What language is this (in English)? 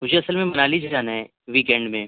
Urdu